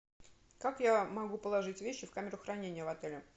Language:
Russian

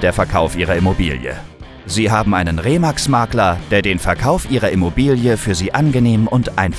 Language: German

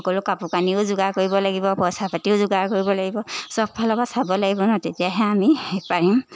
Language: Assamese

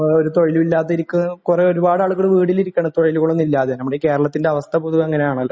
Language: Malayalam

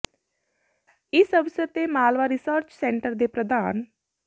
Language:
Punjabi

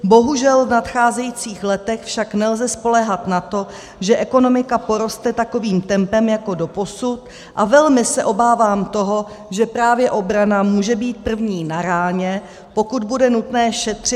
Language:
Czech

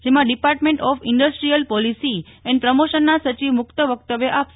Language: Gujarati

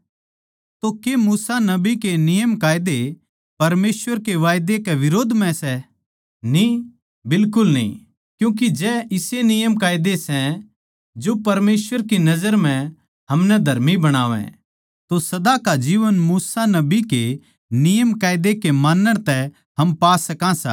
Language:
Haryanvi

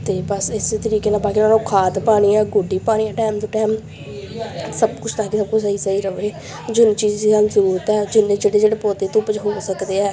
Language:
Punjabi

